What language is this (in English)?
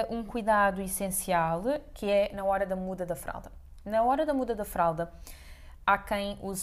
Portuguese